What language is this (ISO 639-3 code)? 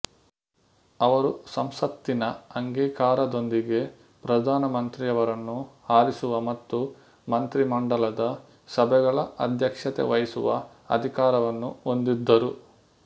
kan